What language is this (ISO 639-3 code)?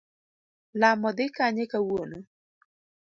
luo